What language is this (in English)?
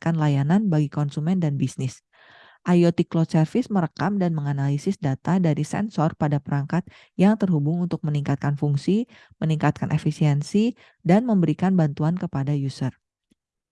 Indonesian